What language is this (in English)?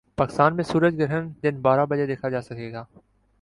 Urdu